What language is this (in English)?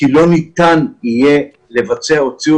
Hebrew